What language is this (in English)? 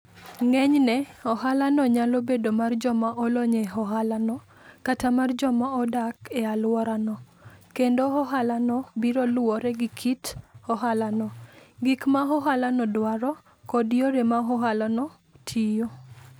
Luo (Kenya and Tanzania)